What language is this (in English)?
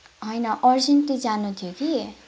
Nepali